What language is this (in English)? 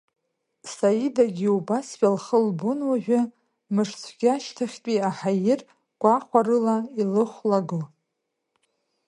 Abkhazian